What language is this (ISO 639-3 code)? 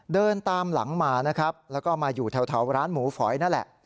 tha